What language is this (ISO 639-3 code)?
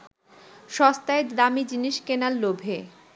ben